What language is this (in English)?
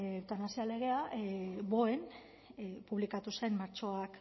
Basque